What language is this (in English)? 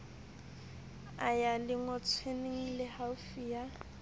Southern Sotho